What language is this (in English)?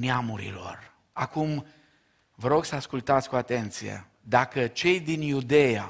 Romanian